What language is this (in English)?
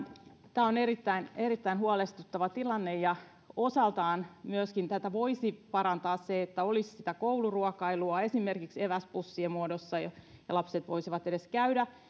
Finnish